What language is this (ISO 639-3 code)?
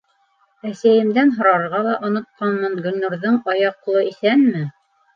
bak